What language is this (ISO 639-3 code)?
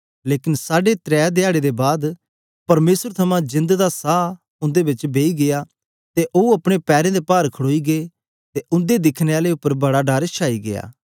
doi